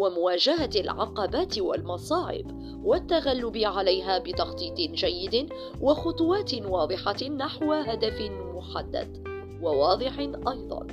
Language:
Arabic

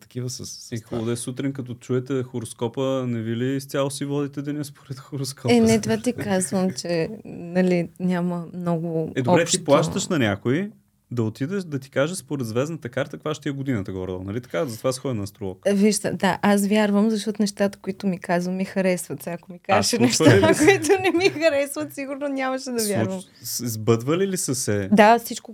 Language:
Bulgarian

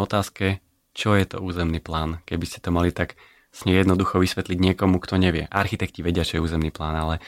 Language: Slovak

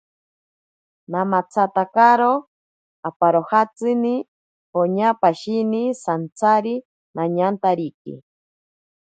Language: Ashéninka Perené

